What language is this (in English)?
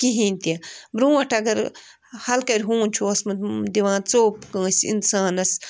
Kashmiri